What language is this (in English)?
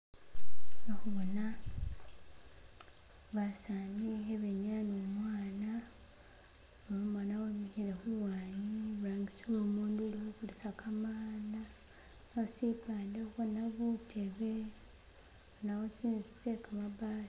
Masaaba